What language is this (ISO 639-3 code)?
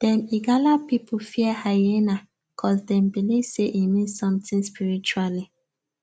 pcm